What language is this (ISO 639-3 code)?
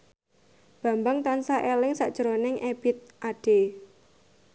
jav